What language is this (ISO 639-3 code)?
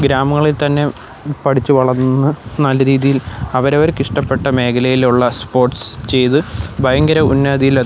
mal